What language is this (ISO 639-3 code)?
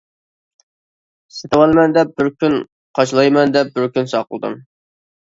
uig